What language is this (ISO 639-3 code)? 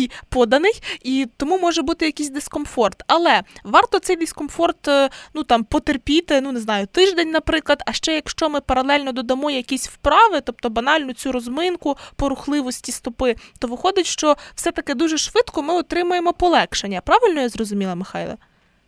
ukr